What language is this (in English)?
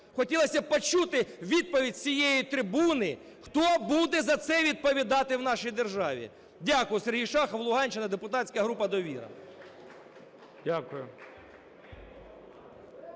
Ukrainian